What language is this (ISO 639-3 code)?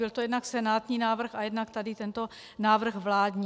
ces